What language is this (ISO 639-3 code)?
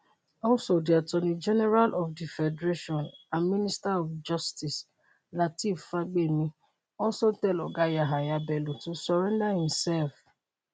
pcm